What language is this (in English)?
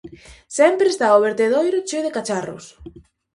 Galician